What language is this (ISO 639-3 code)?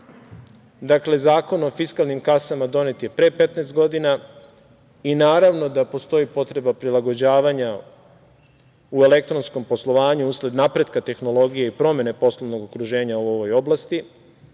srp